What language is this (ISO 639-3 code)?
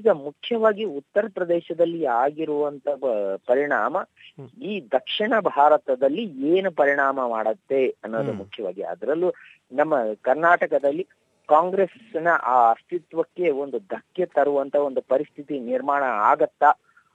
kan